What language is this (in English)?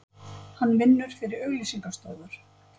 Icelandic